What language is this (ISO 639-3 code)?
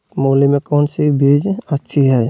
mag